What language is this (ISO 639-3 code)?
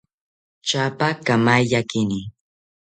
cpy